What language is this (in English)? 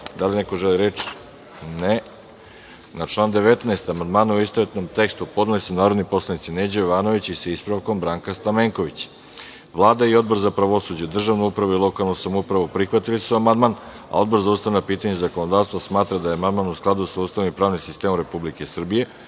Serbian